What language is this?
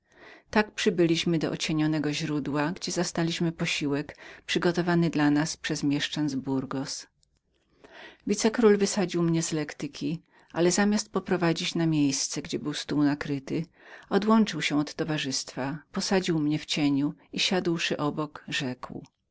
Polish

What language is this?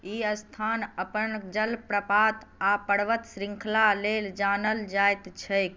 Maithili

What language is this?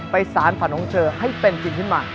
Thai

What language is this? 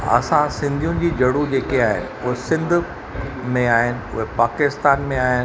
Sindhi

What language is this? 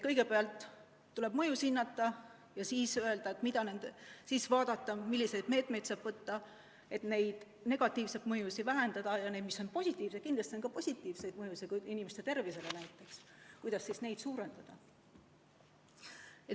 Estonian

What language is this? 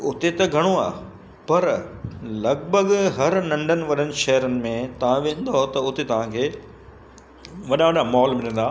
Sindhi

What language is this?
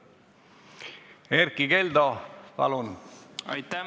Estonian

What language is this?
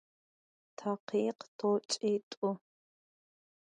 Adyghe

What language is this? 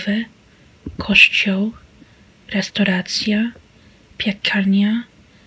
Polish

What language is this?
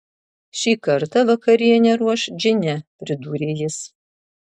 Lithuanian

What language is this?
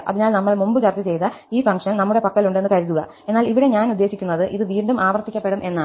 Malayalam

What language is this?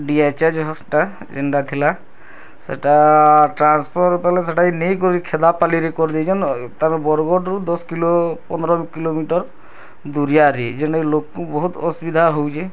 Odia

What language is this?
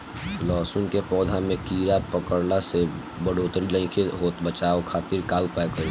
Bhojpuri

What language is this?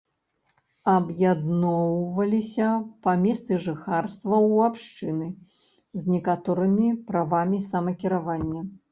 Belarusian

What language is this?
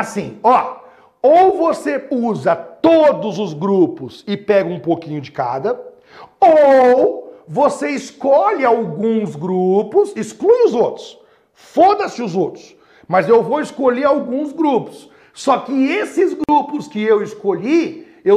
Portuguese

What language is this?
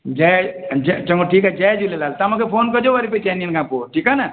Sindhi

